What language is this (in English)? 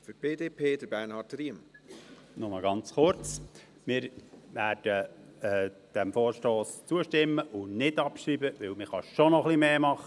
Swiss German